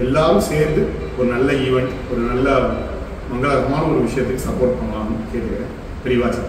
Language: Tamil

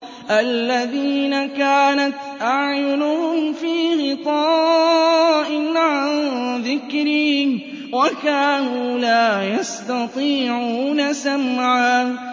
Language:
Arabic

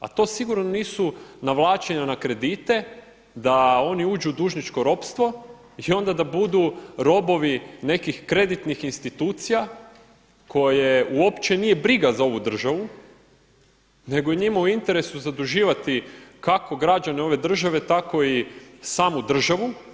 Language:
Croatian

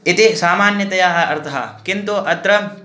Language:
Sanskrit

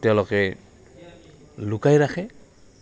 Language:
Assamese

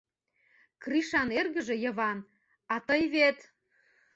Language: Mari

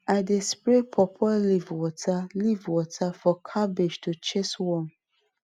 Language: Nigerian Pidgin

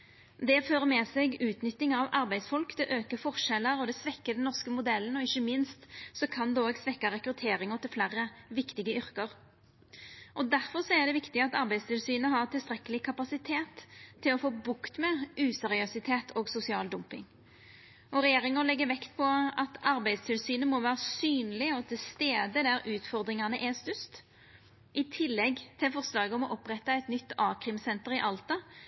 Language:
Norwegian Nynorsk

